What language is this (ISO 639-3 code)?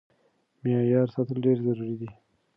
pus